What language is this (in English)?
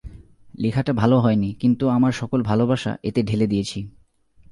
Bangla